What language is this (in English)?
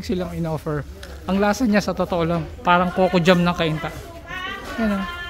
Filipino